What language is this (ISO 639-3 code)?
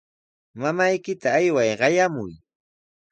qws